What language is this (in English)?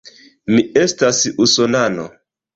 Esperanto